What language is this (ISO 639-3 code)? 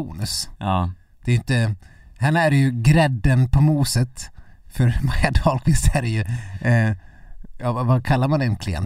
swe